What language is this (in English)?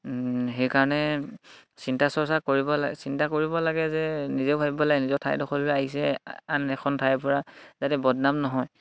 Assamese